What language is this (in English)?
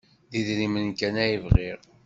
Kabyle